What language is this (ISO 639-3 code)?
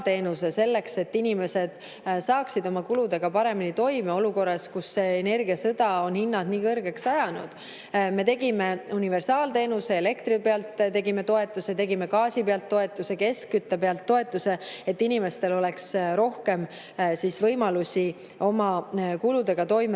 est